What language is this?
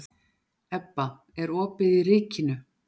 Icelandic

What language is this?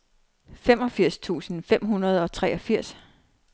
Danish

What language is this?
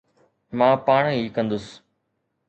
Sindhi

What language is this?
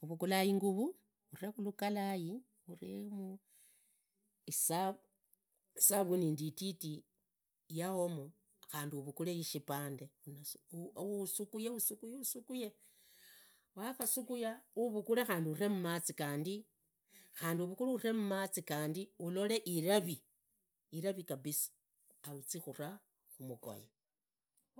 Idakho-Isukha-Tiriki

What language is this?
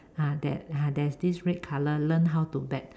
English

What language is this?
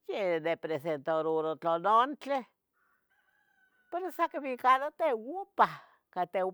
Tetelcingo Nahuatl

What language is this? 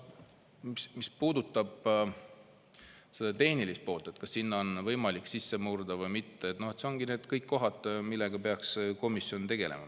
Estonian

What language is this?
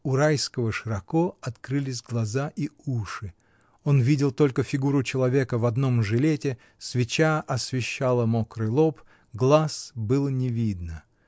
Russian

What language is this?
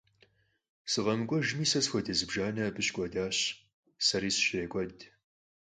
Kabardian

